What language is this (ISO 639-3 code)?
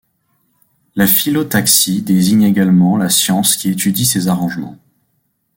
fra